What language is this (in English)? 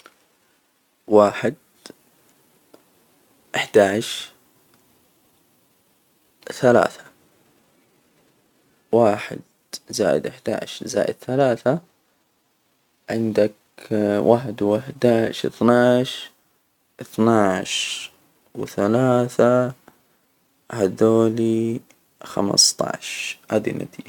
Hijazi Arabic